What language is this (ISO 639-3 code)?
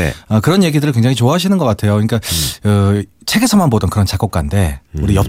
kor